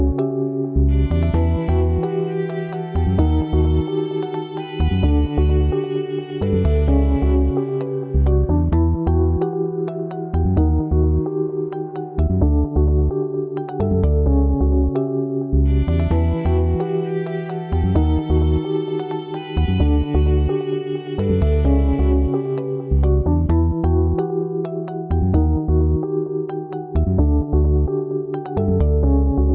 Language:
Indonesian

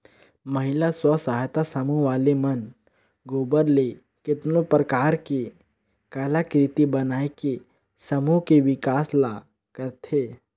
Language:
Chhattisgarhi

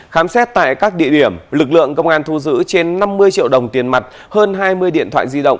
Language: Vietnamese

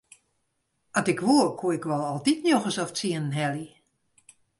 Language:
Western Frisian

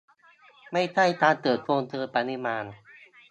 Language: Thai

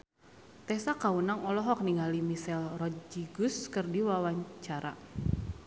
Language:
Sundanese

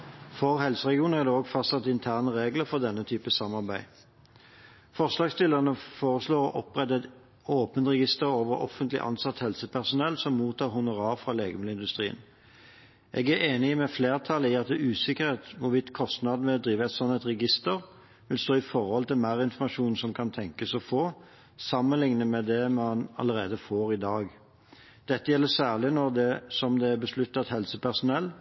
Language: Norwegian Bokmål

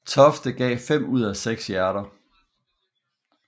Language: Danish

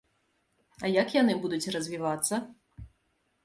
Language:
Belarusian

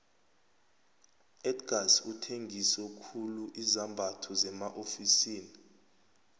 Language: South Ndebele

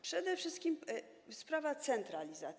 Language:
Polish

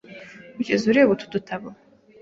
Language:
Kinyarwanda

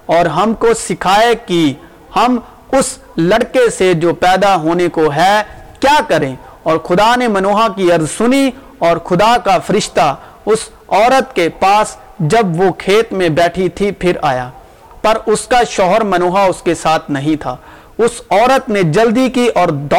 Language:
Urdu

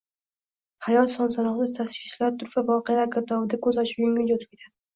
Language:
Uzbek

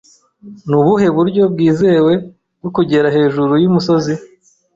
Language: Kinyarwanda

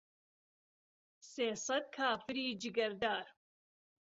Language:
Central Kurdish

